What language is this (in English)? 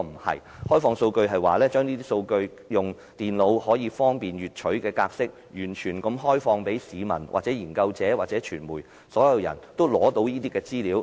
Cantonese